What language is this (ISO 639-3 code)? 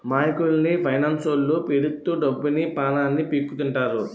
tel